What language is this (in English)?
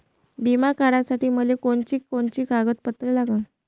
Marathi